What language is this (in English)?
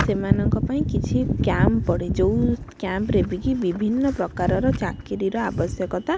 Odia